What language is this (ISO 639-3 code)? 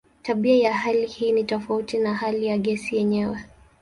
swa